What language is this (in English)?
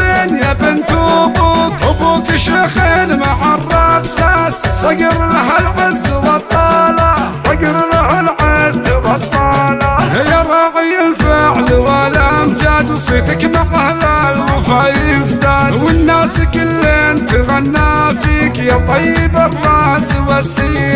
Arabic